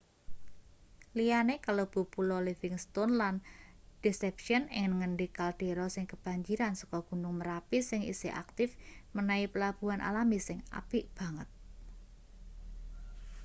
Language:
Javanese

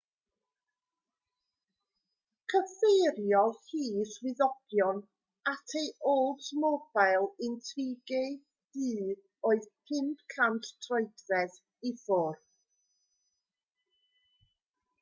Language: Welsh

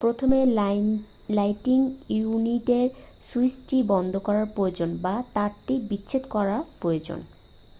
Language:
Bangla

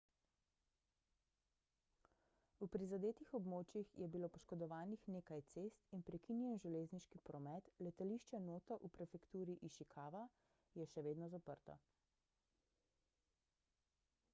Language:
Slovenian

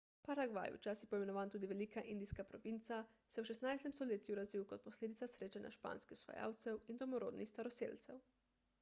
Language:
Slovenian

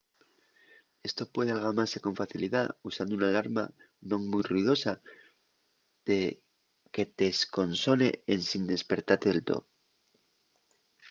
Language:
Asturian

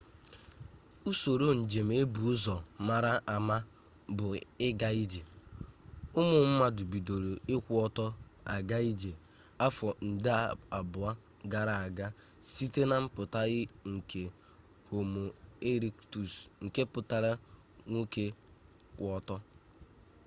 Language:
Igbo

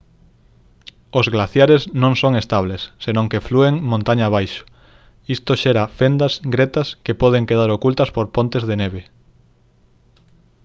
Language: Galician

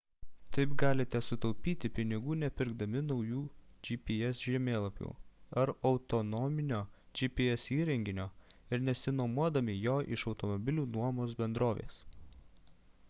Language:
Lithuanian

